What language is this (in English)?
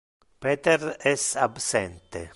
Interlingua